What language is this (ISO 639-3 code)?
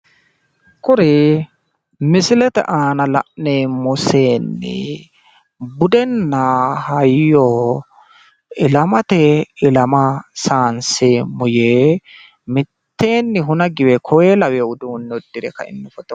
sid